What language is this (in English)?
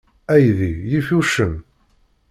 Kabyle